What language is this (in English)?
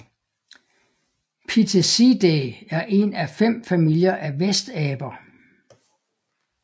Danish